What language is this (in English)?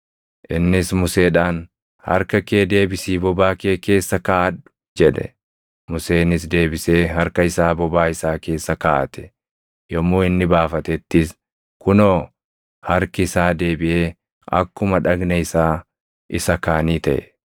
Oromo